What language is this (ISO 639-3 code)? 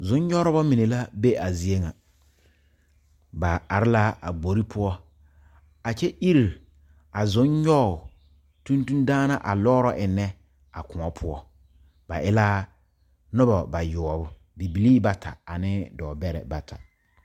dga